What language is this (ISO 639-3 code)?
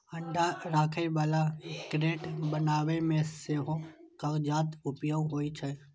mai